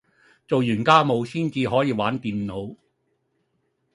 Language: Cantonese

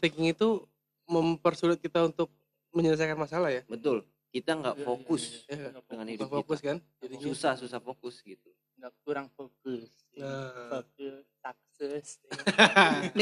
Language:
Indonesian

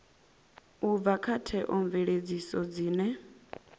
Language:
Venda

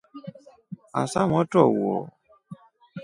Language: Rombo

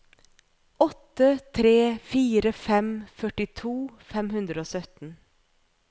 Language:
Norwegian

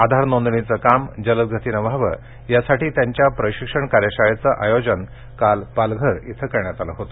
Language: Marathi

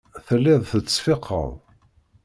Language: Kabyle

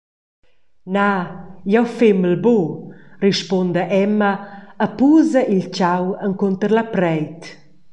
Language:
Romansh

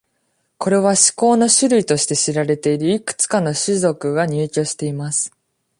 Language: Japanese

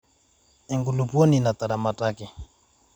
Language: Masai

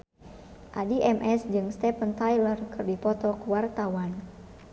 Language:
Sundanese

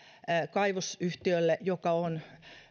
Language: Finnish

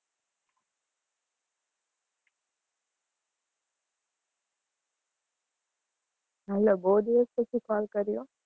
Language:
Gujarati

